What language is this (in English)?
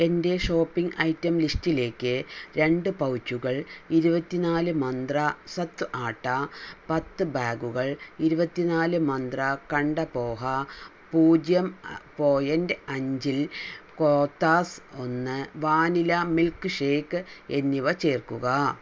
Malayalam